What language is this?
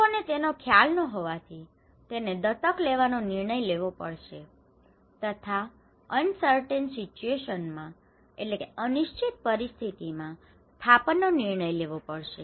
Gujarati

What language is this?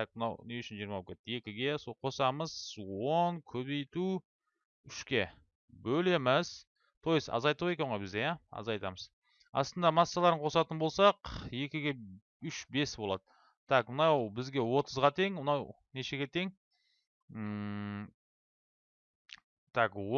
Turkish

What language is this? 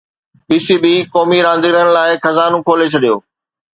Sindhi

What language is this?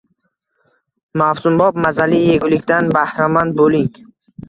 Uzbek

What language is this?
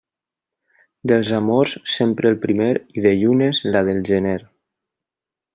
Catalan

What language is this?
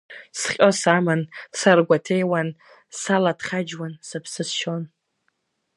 Abkhazian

